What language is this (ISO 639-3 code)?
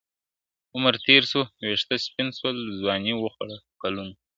pus